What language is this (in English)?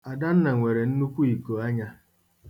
Igbo